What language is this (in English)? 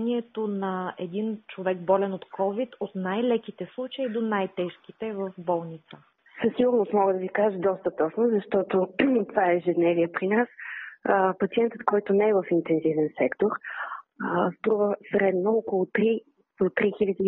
Bulgarian